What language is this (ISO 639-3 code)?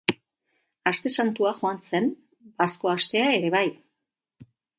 eus